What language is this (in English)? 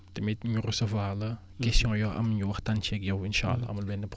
Wolof